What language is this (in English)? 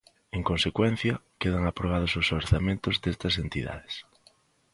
Galician